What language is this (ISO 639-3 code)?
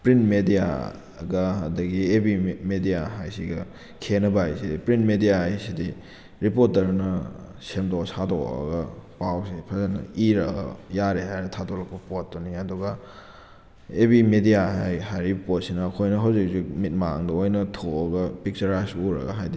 mni